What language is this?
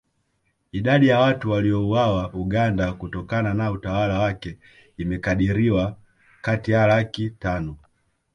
Swahili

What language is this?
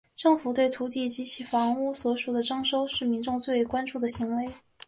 Chinese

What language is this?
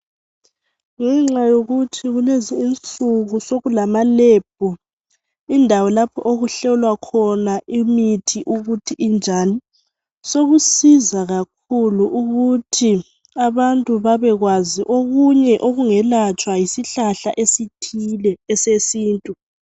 North Ndebele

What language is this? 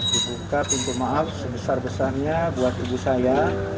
Indonesian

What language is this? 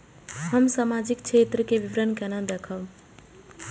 Maithili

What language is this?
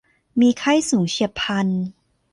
Thai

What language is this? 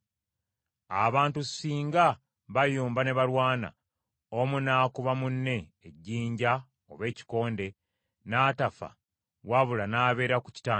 Ganda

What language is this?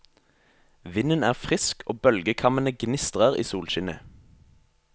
Norwegian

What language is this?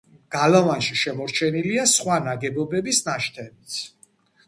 Georgian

